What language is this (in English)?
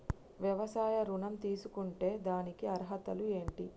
Telugu